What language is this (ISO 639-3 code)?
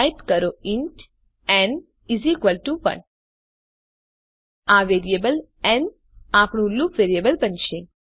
guj